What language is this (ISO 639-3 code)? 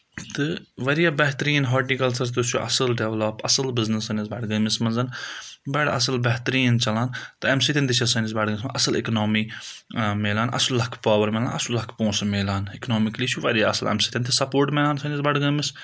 kas